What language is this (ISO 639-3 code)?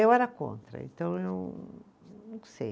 por